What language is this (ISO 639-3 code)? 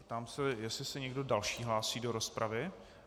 ces